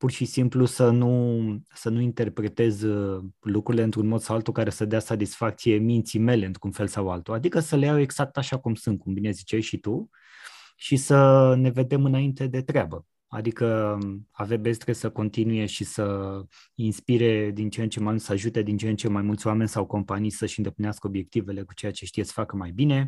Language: Romanian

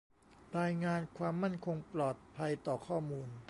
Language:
Thai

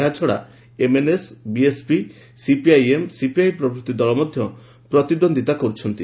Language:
Odia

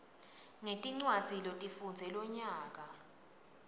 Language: Swati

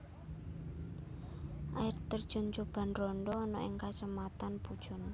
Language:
Javanese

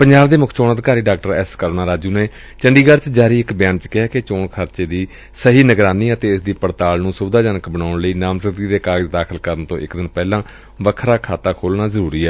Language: Punjabi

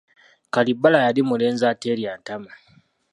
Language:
Ganda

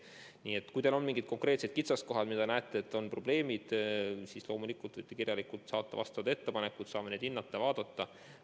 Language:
Estonian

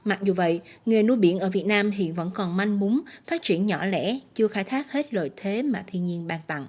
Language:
Vietnamese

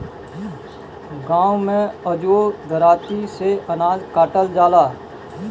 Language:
Bhojpuri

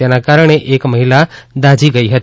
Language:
Gujarati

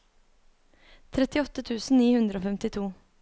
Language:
Norwegian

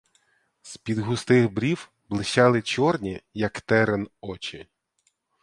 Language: Ukrainian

